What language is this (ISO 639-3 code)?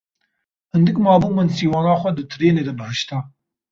kur